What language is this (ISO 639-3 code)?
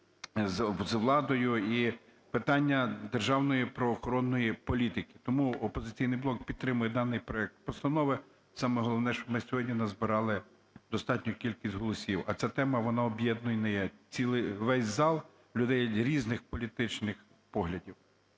ukr